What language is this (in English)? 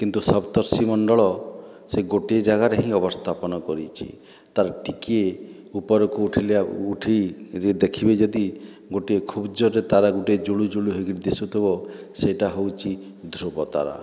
Odia